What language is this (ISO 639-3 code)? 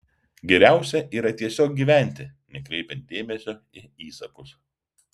lit